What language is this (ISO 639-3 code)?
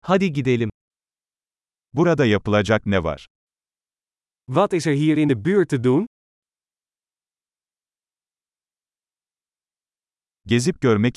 tur